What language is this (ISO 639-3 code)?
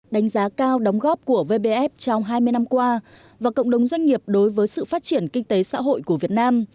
vie